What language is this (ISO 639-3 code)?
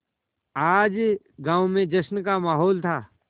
hin